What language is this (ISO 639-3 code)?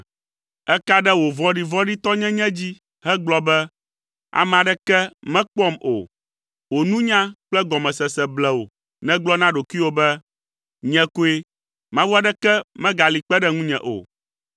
ewe